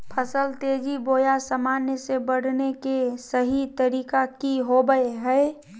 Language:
Magahi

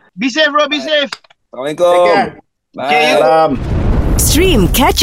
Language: Malay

